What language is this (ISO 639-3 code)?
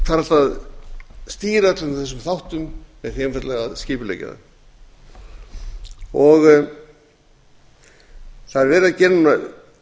isl